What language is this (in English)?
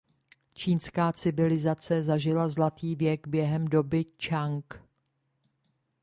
Czech